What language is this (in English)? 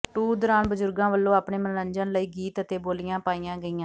Punjabi